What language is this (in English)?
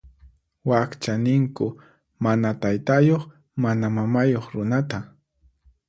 Puno Quechua